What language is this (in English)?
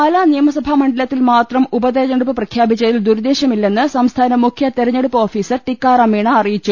Malayalam